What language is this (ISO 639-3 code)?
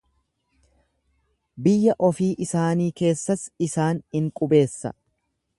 orm